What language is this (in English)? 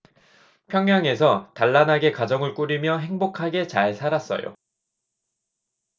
Korean